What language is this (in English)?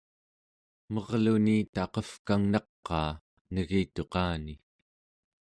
Central Yupik